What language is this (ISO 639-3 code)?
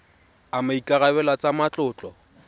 tsn